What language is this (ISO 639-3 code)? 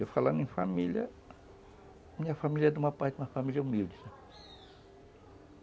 por